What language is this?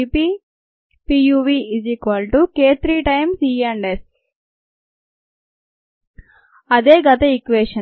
Telugu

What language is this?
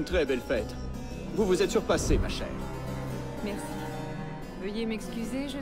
French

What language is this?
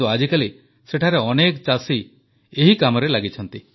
Odia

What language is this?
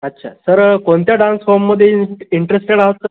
Marathi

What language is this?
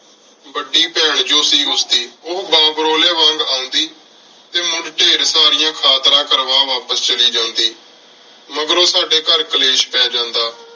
Punjabi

